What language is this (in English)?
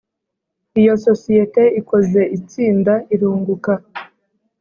Kinyarwanda